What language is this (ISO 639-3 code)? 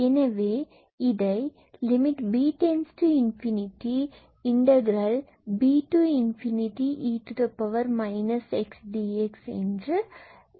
tam